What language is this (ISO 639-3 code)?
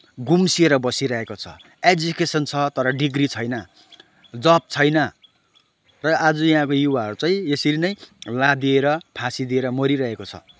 nep